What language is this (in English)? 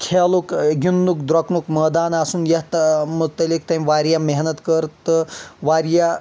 Kashmiri